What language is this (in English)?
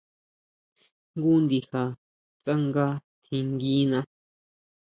Huautla Mazatec